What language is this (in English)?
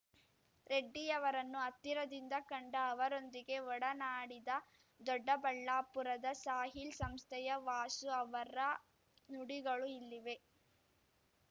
Kannada